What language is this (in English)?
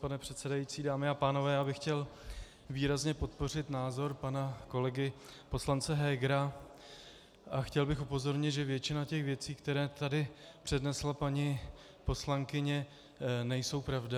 Czech